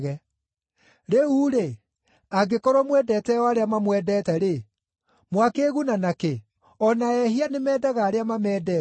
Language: Kikuyu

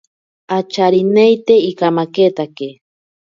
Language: Ashéninka Perené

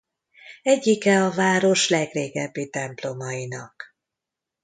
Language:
Hungarian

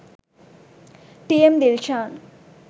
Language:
Sinhala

